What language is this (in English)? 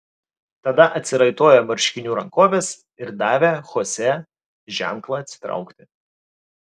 Lithuanian